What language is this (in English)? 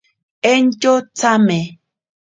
Ashéninka Perené